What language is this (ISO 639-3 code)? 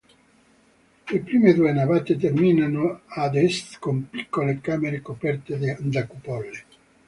ita